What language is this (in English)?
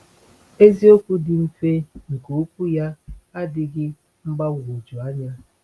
Igbo